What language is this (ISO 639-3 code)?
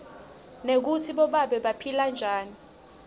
ssw